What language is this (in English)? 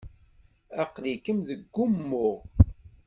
Kabyle